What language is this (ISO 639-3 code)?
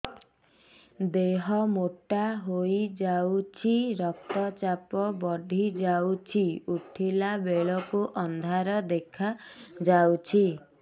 ori